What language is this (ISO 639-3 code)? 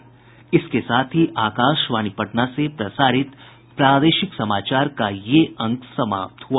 hin